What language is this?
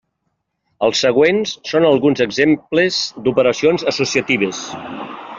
Catalan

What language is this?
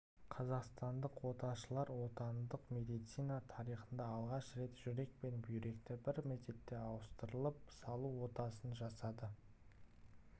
Kazakh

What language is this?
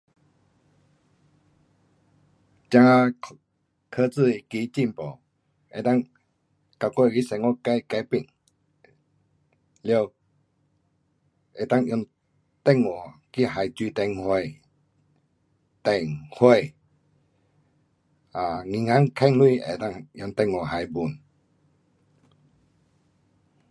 Pu-Xian Chinese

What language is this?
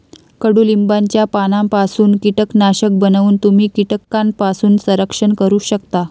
Marathi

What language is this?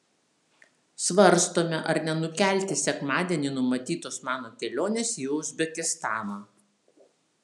Lithuanian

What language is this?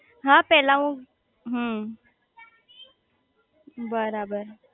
Gujarati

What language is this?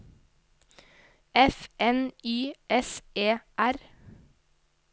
Norwegian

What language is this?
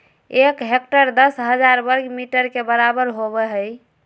Magahi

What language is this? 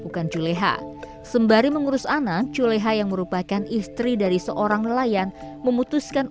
Indonesian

